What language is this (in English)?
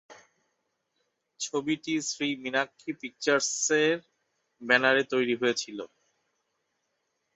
Bangla